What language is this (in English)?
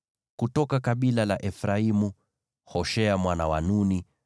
Swahili